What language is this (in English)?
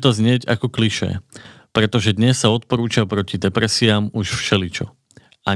Slovak